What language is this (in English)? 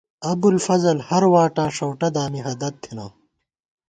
Gawar-Bati